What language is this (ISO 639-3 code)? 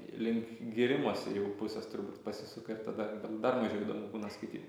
lit